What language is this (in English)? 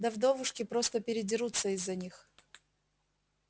Russian